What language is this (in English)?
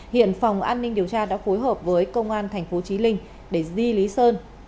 Vietnamese